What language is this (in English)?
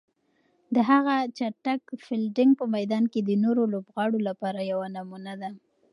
Pashto